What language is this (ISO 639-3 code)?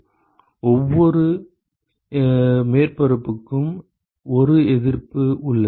tam